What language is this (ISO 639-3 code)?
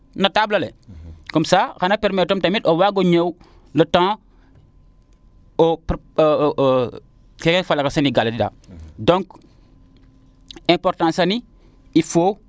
srr